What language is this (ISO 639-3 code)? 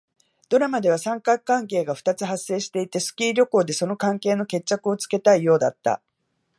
jpn